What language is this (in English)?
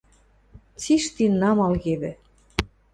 Western Mari